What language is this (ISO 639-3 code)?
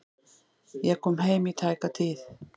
isl